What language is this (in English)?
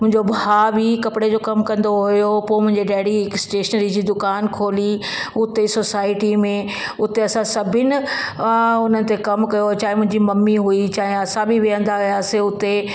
Sindhi